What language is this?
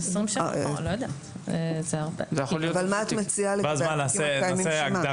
Hebrew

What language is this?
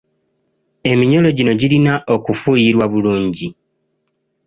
Ganda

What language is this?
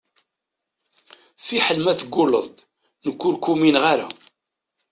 Kabyle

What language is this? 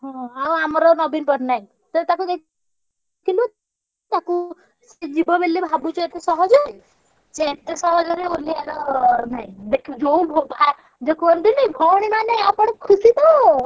Odia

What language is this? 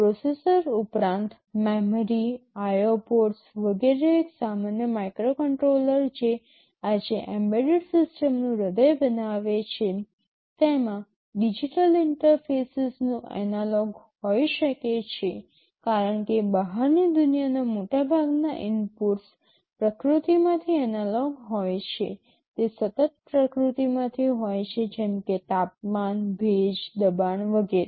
Gujarati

